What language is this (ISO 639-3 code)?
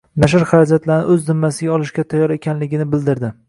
uzb